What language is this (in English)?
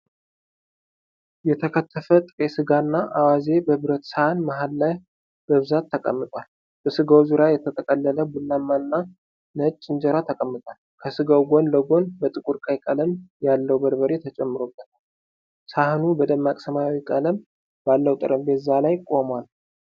Amharic